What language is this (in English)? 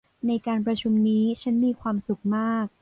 Thai